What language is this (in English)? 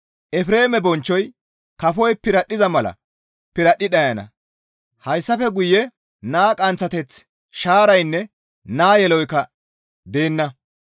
Gamo